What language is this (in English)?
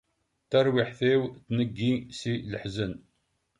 Kabyle